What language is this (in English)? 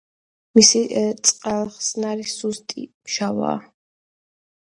Georgian